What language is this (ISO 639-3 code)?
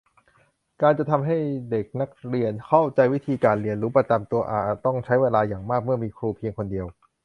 tha